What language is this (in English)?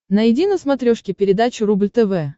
Russian